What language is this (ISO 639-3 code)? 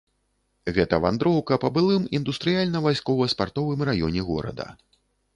bel